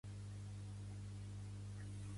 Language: Catalan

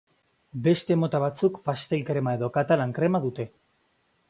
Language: Basque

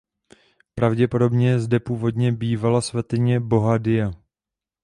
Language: Czech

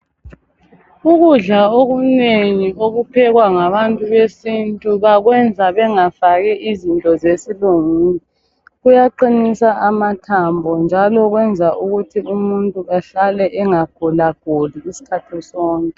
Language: North Ndebele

